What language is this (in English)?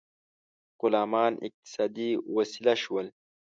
Pashto